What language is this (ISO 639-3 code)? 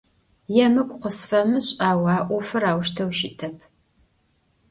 ady